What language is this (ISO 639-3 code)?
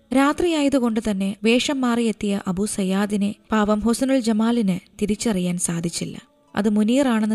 mal